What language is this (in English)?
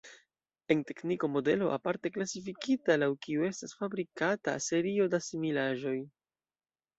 Esperanto